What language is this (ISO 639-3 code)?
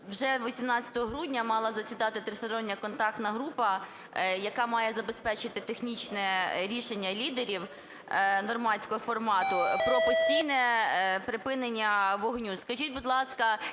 ukr